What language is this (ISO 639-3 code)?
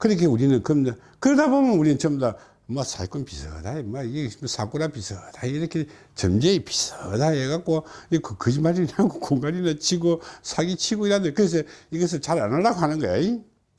kor